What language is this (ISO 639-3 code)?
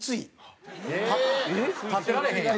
jpn